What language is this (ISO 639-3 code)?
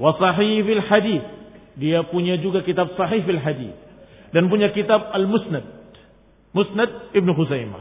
ind